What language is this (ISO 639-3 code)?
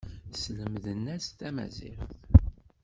kab